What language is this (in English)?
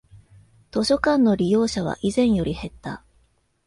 Japanese